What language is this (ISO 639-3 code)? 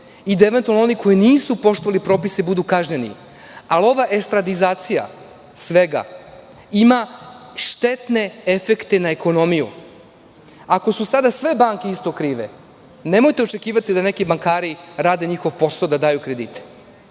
srp